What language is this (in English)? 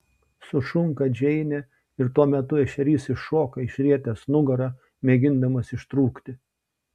Lithuanian